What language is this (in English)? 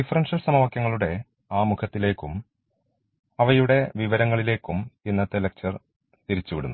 Malayalam